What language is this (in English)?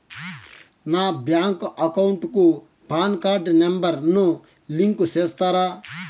Telugu